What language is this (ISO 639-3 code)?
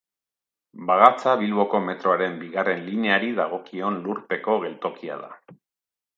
eus